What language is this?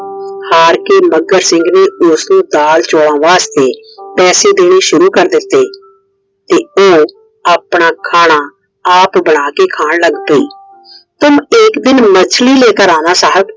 Punjabi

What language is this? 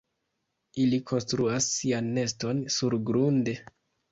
Esperanto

